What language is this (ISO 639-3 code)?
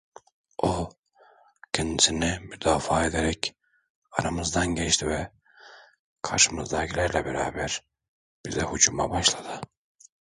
tur